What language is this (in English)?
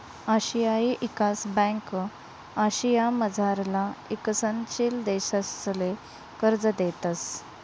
Marathi